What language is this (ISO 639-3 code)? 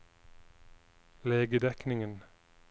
nor